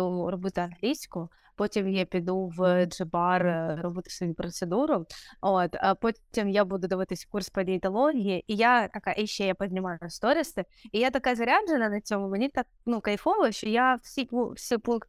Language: Ukrainian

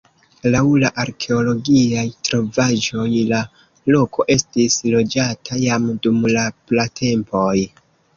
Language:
Esperanto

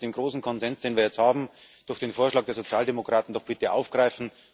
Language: German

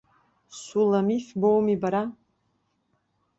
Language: Abkhazian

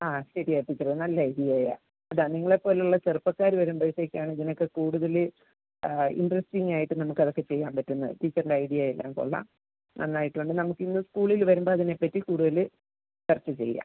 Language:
Malayalam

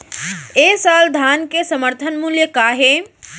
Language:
Chhattisgarhi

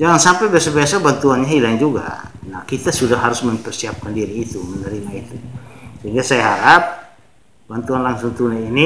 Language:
Indonesian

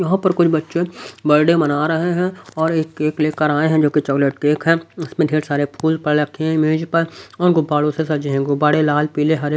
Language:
Hindi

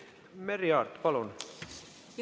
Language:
Estonian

